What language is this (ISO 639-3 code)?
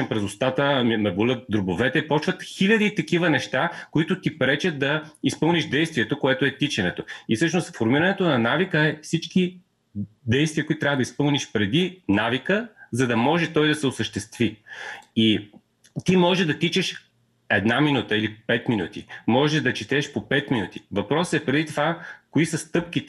bul